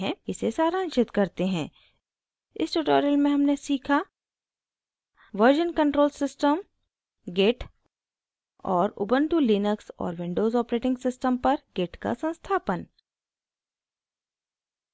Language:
Hindi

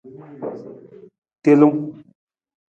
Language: Nawdm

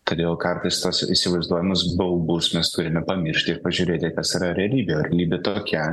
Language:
Lithuanian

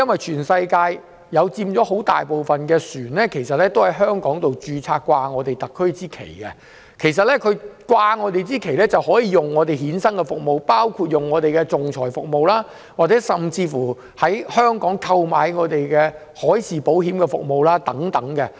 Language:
Cantonese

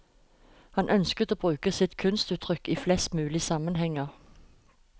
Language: Norwegian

